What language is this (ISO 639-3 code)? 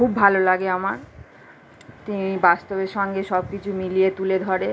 ben